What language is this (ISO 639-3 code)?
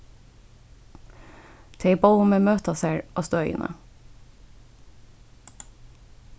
fao